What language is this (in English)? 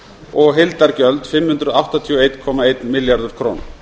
Icelandic